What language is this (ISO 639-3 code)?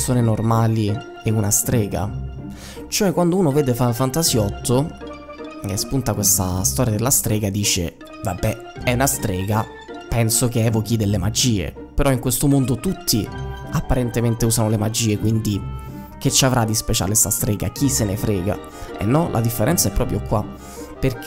ita